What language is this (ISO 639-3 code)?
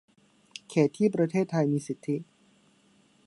tha